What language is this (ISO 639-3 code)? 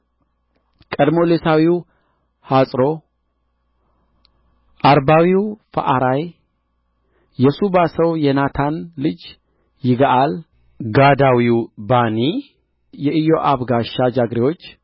amh